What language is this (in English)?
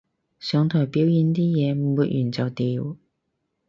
Cantonese